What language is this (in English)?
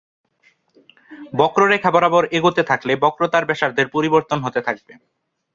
Bangla